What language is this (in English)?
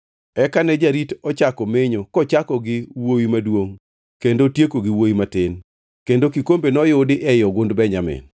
Luo (Kenya and Tanzania)